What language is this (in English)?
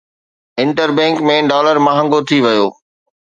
Sindhi